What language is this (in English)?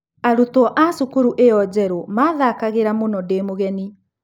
Kikuyu